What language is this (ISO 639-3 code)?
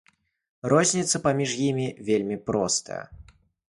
bel